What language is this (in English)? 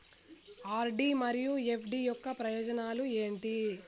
Telugu